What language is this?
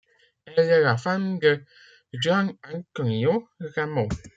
French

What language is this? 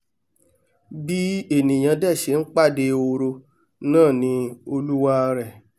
Yoruba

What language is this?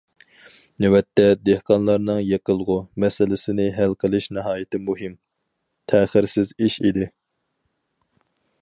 Uyghur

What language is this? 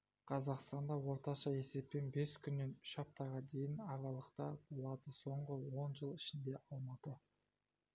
Kazakh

